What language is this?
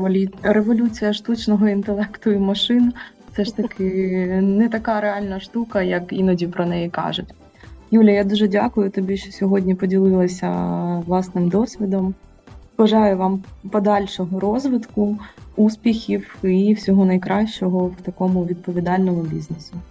Ukrainian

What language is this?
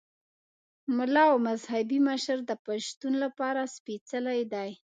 Pashto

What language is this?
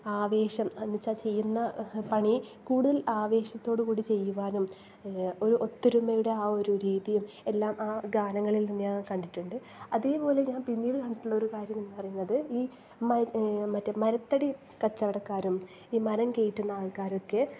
Malayalam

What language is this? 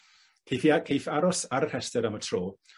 Welsh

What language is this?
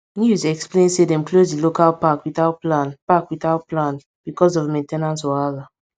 Nigerian Pidgin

